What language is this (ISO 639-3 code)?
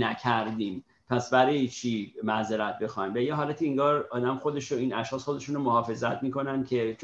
fas